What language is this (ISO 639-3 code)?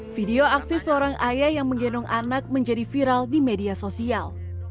ind